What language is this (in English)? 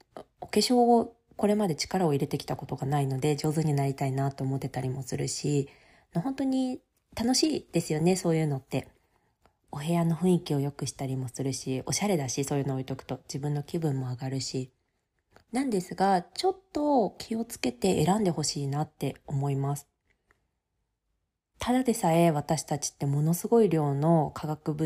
Japanese